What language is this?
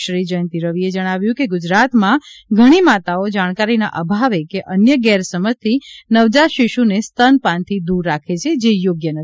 Gujarati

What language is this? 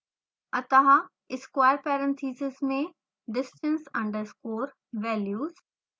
Hindi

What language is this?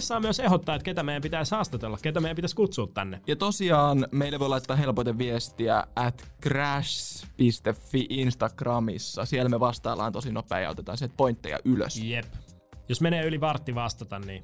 Finnish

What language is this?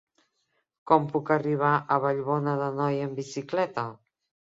Catalan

